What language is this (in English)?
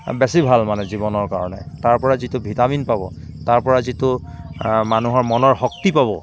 Assamese